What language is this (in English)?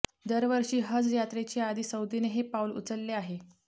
Marathi